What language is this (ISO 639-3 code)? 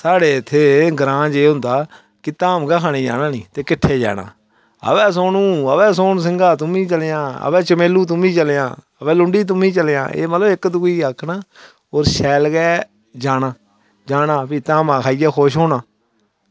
doi